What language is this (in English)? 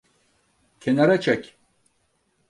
Turkish